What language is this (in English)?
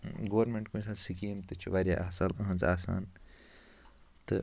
Kashmiri